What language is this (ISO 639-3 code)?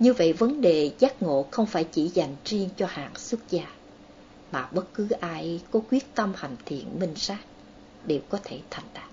vie